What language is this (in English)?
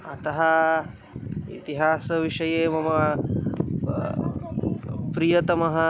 Sanskrit